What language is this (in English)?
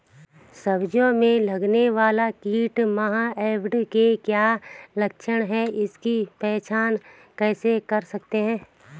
Hindi